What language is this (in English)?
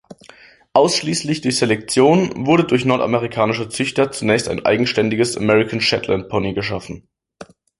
German